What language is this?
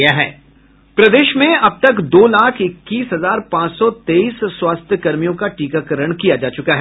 Hindi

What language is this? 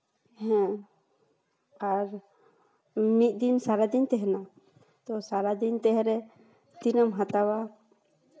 Santali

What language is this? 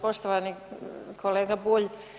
Croatian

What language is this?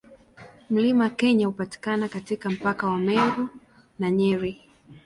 Swahili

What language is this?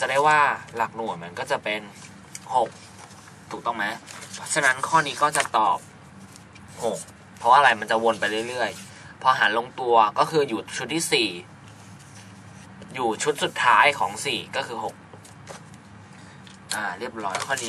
Thai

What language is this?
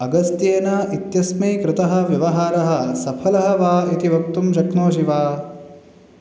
Sanskrit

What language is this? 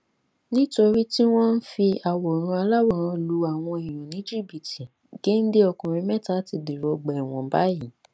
Yoruba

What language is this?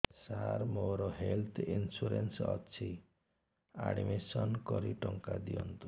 Odia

